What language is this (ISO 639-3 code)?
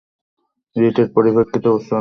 ben